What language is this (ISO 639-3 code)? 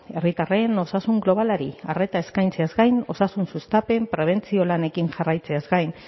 eus